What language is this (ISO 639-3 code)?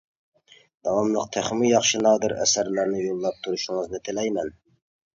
uig